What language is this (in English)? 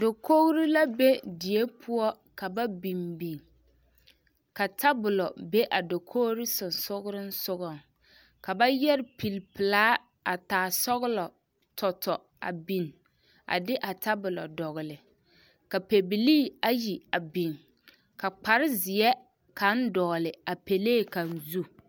Southern Dagaare